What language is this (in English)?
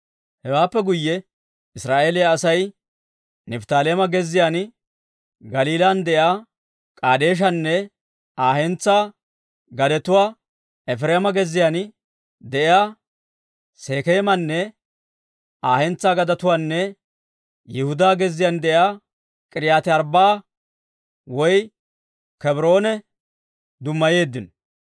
Dawro